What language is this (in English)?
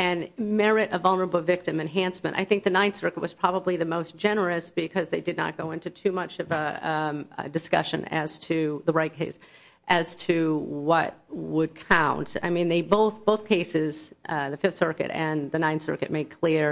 English